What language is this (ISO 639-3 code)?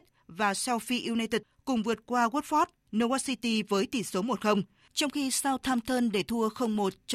vie